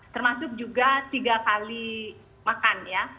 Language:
Indonesian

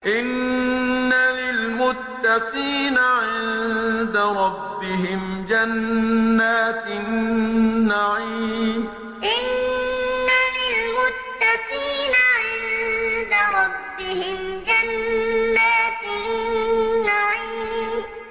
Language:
Arabic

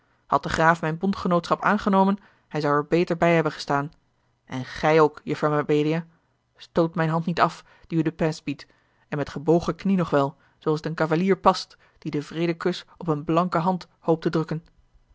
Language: Dutch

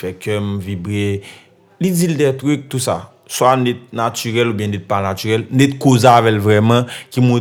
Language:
French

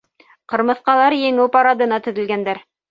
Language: Bashkir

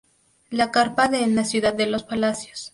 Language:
Spanish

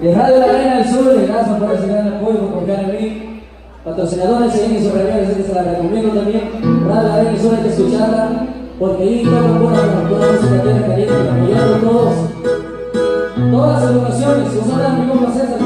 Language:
Spanish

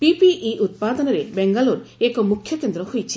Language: Odia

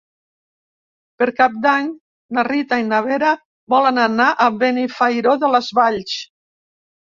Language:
Catalan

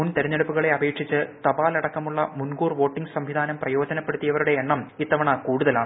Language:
Malayalam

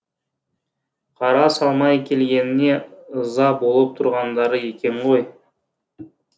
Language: Kazakh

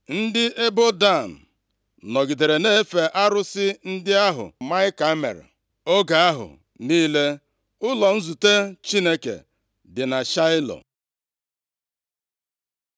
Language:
Igbo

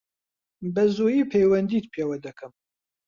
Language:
Central Kurdish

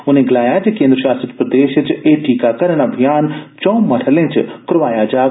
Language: Dogri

